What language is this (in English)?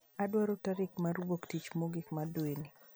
Luo (Kenya and Tanzania)